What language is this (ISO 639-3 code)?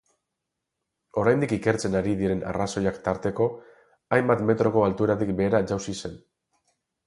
eus